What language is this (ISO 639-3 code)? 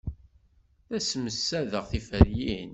kab